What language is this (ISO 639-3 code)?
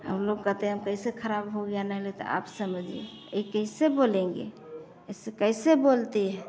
hin